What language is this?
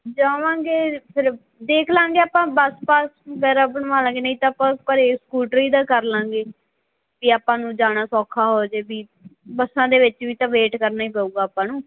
Punjabi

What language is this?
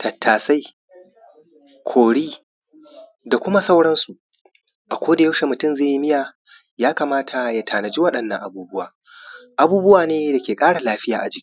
Hausa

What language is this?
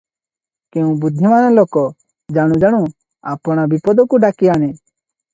Odia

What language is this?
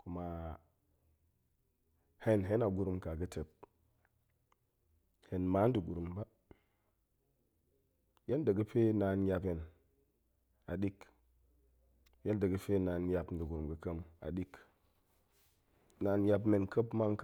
Goemai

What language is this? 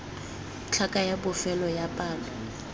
Tswana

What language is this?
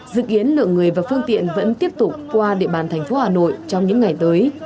Vietnamese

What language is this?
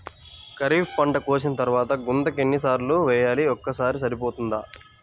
Telugu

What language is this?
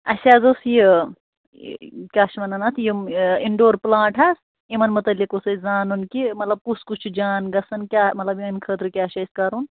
Kashmiri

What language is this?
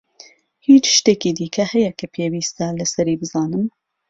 Central Kurdish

